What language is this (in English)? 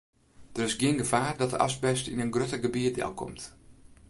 Western Frisian